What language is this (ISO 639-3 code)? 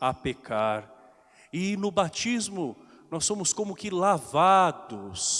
por